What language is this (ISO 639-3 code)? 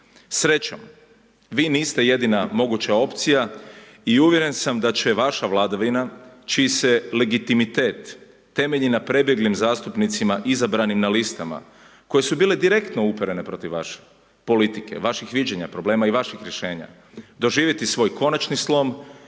hrv